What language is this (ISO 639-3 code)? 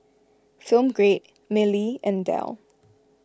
eng